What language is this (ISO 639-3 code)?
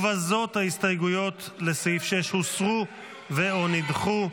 heb